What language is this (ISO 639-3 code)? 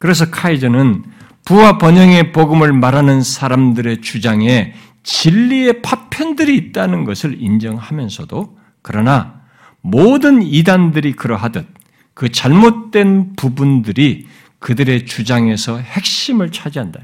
kor